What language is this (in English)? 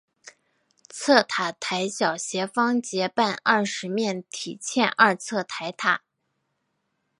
Chinese